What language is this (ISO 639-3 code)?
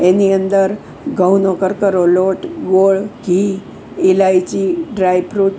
guj